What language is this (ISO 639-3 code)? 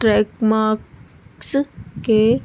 urd